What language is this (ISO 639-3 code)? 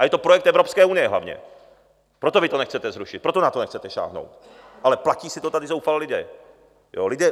ces